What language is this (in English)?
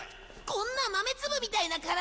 Japanese